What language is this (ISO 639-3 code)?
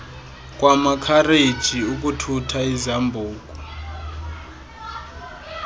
xho